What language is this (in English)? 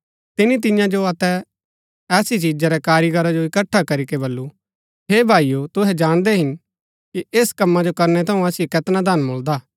Gaddi